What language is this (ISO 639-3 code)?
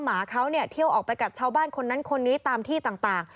tha